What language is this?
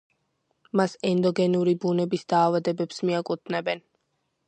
Georgian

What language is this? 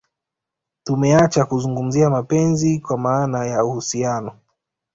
Swahili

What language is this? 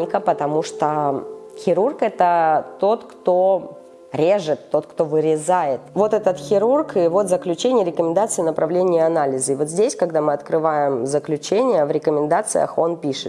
Russian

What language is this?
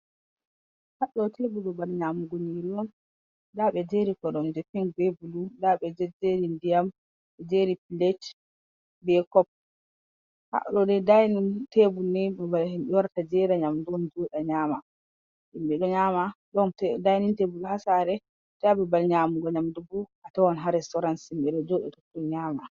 Fula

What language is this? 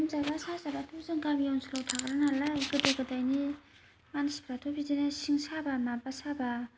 Bodo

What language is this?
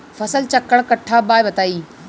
Bhojpuri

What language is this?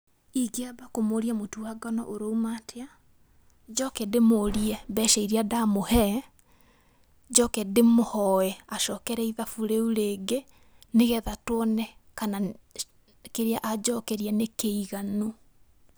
Kikuyu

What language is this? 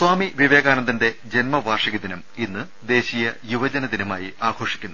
Malayalam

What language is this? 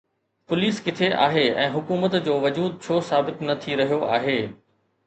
Sindhi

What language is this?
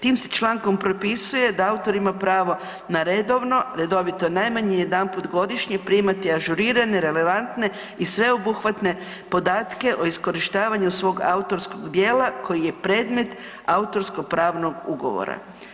Croatian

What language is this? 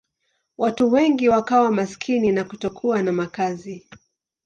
Swahili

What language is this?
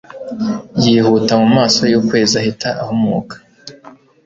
Kinyarwanda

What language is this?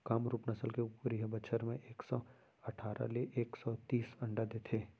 Chhattisgarhi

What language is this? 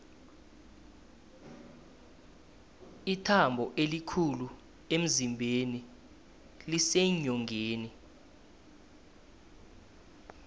South Ndebele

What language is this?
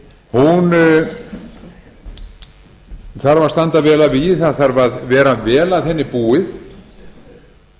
Icelandic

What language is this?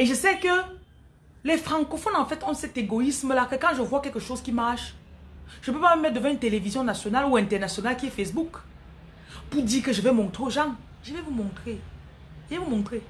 French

